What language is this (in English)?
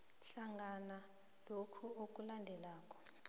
South Ndebele